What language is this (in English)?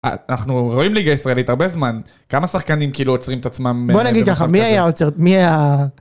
Hebrew